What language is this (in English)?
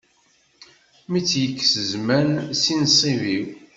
Kabyle